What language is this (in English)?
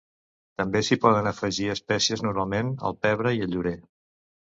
Catalan